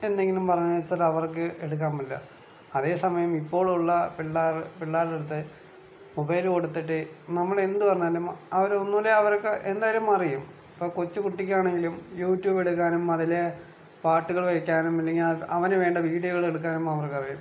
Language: Malayalam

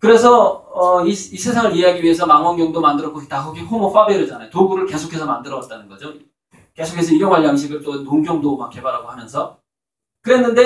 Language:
Korean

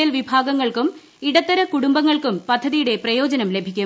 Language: Malayalam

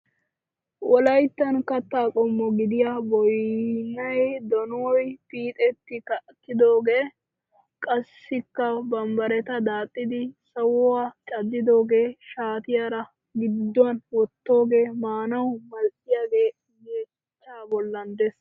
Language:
Wolaytta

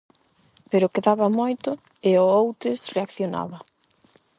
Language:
Galician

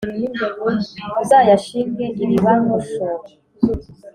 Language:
Kinyarwanda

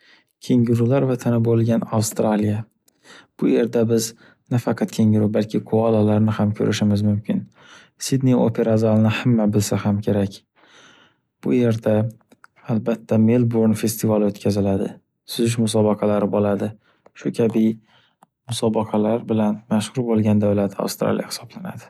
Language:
Uzbek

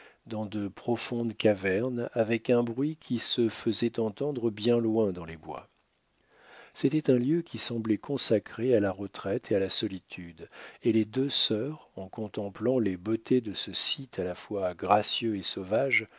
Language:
French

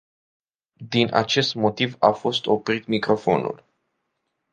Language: Romanian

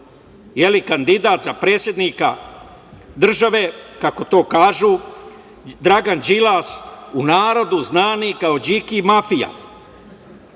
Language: Serbian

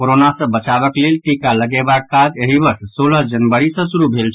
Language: Maithili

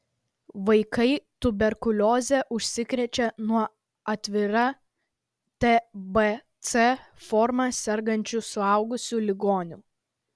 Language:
Lithuanian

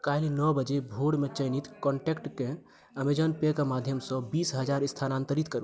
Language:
Maithili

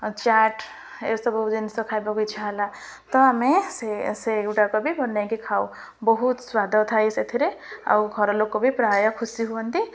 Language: Odia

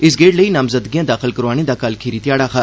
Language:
Dogri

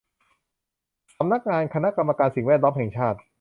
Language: Thai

